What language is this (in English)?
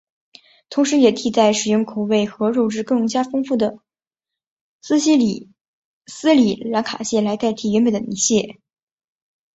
Chinese